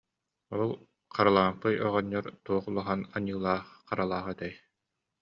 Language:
Yakut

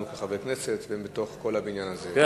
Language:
Hebrew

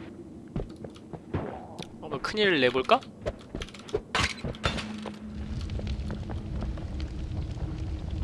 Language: Korean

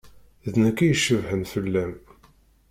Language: Kabyle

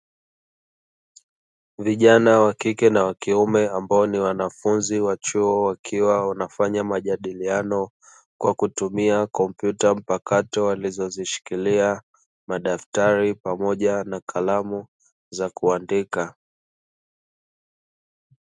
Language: Swahili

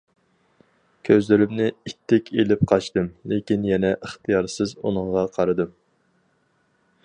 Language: Uyghur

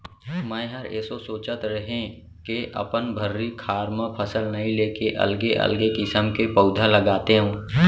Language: Chhattisgarhi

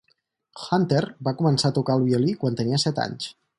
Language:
Catalan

